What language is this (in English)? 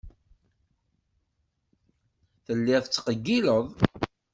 Kabyle